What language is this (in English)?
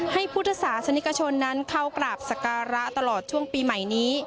Thai